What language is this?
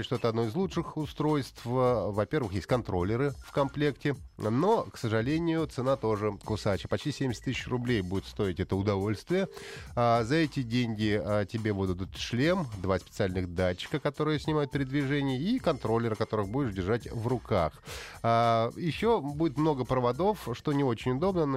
Russian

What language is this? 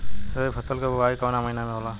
Bhojpuri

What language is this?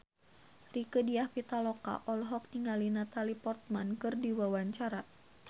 Sundanese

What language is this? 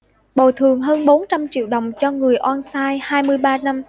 Vietnamese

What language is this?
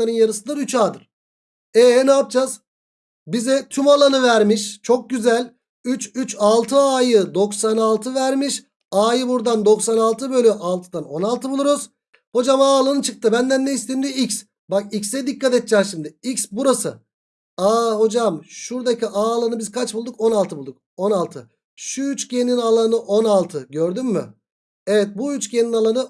Turkish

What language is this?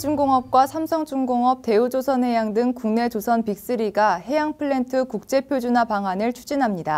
Korean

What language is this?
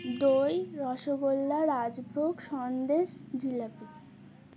Bangla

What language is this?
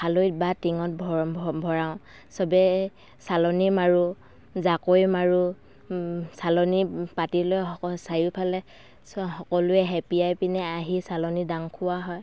Assamese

